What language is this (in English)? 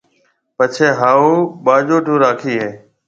Marwari (Pakistan)